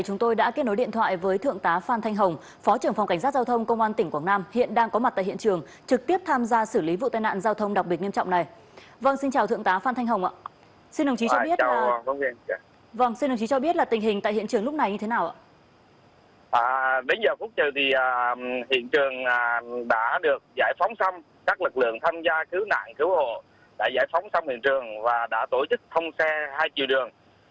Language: Vietnamese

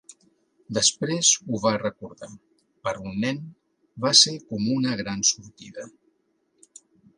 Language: Catalan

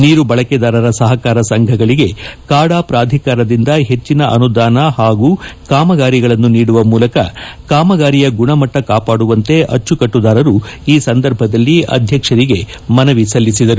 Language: Kannada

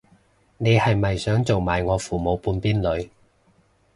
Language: Cantonese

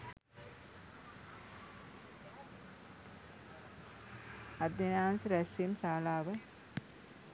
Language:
Sinhala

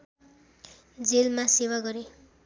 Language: Nepali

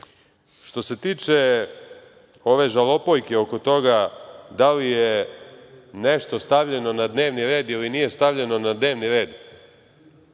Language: Serbian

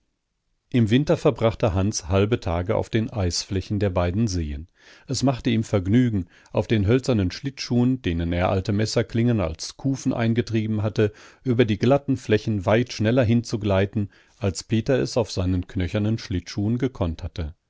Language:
German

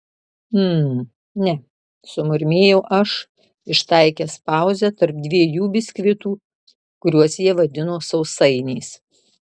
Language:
Lithuanian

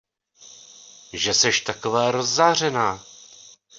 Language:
Czech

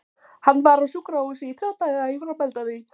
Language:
Icelandic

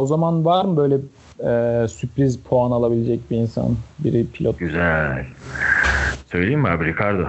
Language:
Turkish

